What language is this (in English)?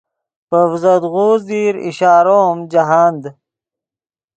Yidgha